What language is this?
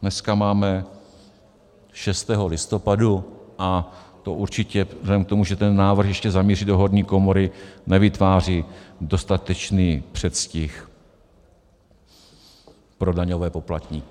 Czech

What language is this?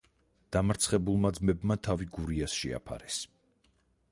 Georgian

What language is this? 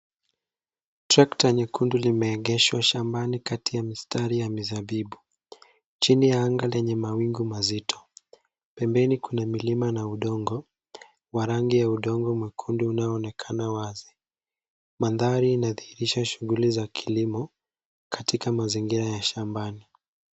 Swahili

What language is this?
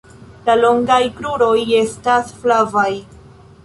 Esperanto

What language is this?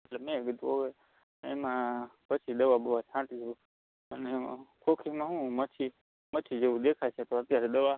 Gujarati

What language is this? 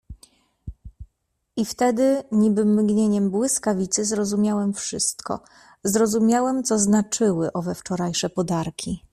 Polish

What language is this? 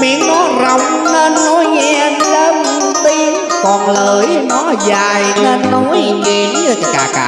Vietnamese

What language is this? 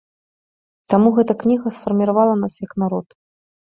Belarusian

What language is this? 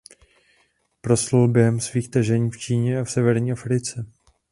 Czech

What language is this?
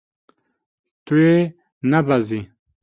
Kurdish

